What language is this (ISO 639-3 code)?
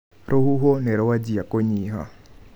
kik